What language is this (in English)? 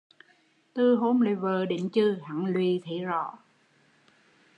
Vietnamese